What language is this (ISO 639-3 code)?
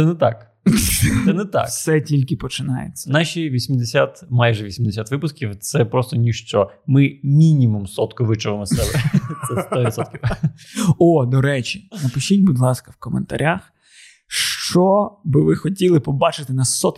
ukr